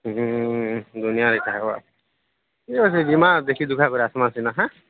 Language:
Odia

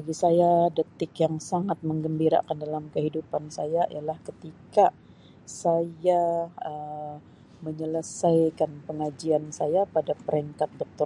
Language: Sabah Malay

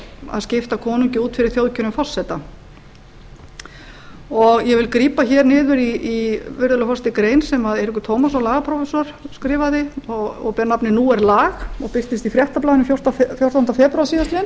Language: Icelandic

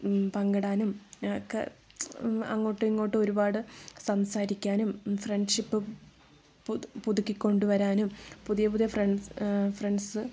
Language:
Malayalam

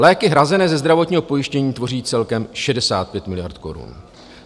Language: Czech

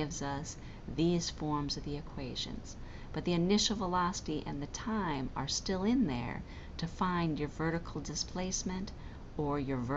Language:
English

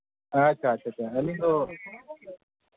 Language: Santali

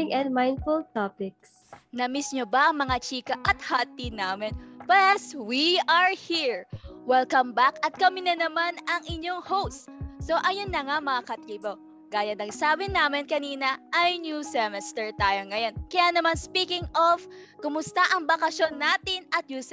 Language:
Filipino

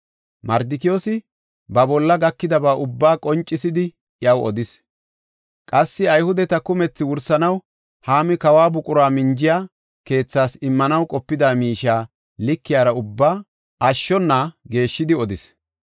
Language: Gofa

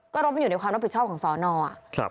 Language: Thai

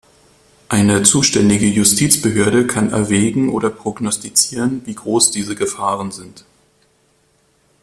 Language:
German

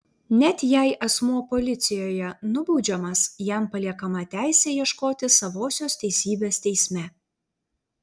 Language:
Lithuanian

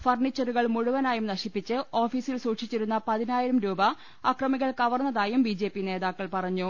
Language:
Malayalam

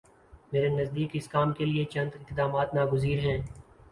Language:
Urdu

